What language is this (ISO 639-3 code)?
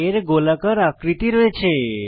ben